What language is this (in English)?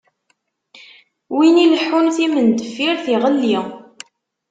Kabyle